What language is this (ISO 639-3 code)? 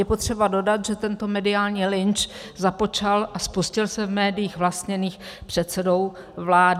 ces